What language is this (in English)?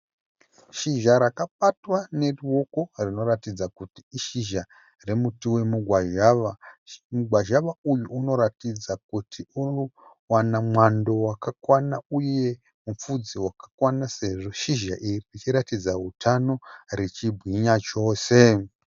Shona